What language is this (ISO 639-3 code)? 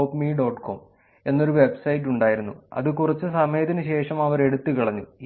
mal